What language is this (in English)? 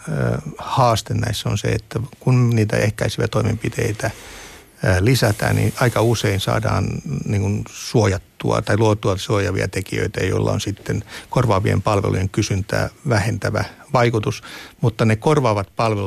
Finnish